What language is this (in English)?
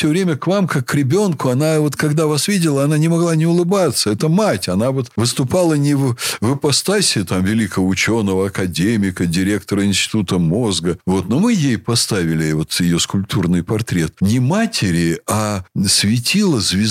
Russian